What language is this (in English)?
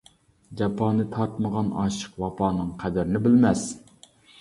Uyghur